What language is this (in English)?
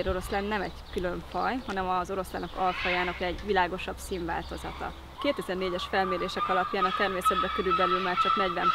Hungarian